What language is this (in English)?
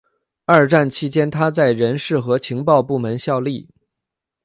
Chinese